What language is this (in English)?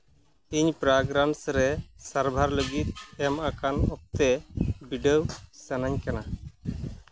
Santali